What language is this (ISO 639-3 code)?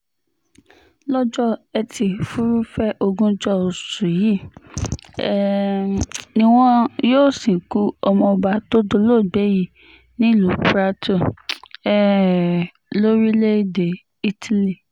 yor